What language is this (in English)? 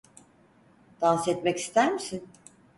Turkish